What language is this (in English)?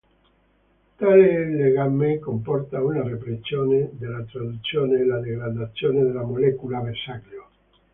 Italian